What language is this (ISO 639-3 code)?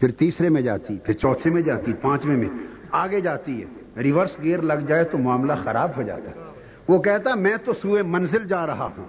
urd